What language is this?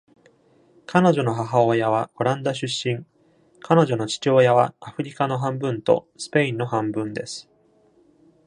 Japanese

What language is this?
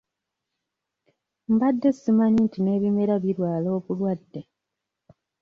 Ganda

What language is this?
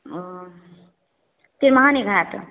Maithili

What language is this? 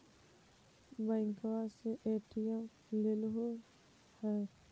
Magahi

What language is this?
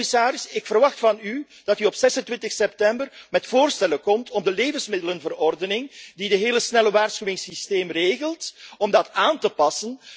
Dutch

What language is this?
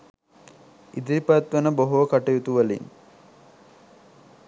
Sinhala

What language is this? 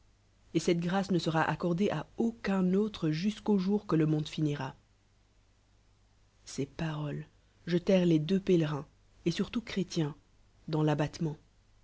French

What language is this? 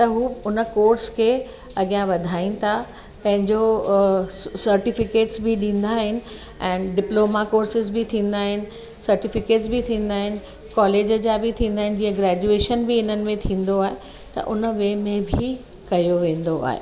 Sindhi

